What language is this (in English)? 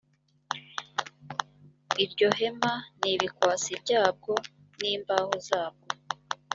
Kinyarwanda